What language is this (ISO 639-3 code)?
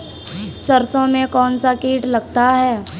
hin